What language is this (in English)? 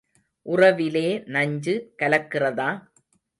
Tamil